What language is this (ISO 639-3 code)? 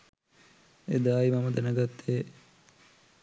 sin